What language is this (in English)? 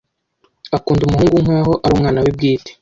Kinyarwanda